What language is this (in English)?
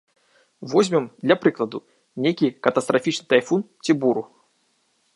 Belarusian